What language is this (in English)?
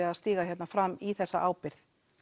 Icelandic